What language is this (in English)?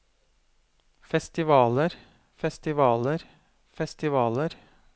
Norwegian